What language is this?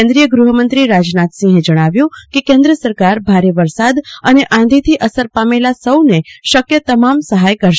Gujarati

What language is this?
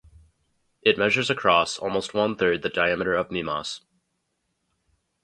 English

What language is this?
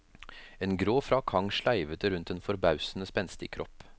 Norwegian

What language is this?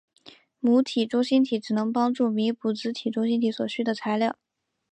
Chinese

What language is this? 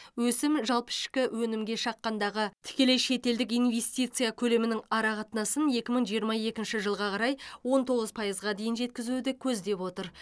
Kazakh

